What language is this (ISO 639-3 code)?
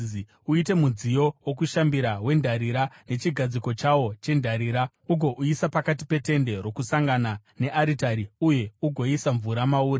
sna